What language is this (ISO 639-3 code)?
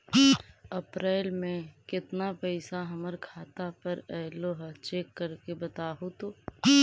mag